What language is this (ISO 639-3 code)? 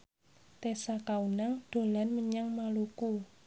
jav